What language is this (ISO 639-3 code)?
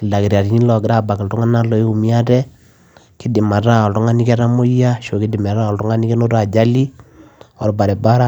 mas